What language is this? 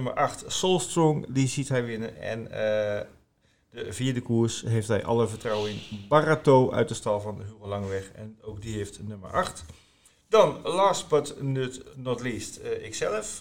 Dutch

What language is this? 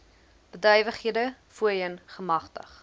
Afrikaans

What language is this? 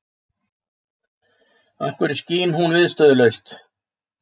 Icelandic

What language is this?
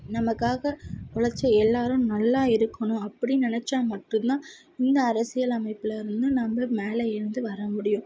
Tamil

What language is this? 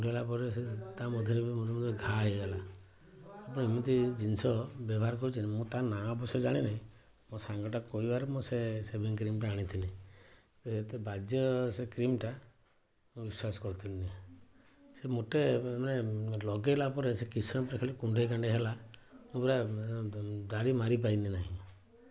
Odia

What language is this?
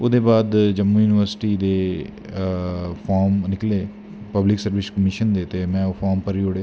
Dogri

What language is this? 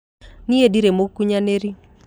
Kikuyu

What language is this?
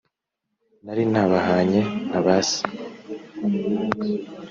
Kinyarwanda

